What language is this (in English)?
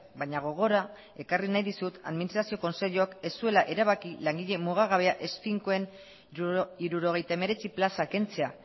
Basque